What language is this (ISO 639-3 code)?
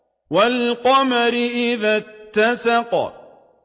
ara